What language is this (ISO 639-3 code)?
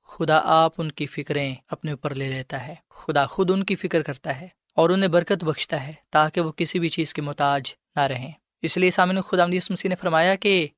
urd